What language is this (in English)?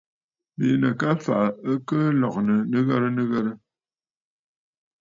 Bafut